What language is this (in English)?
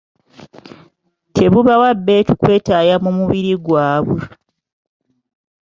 Ganda